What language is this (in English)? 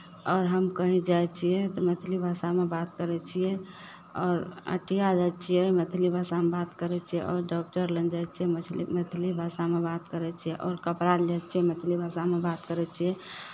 Maithili